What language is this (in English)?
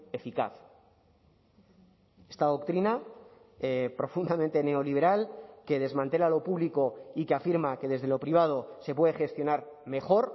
Spanish